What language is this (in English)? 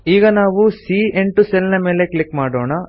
Kannada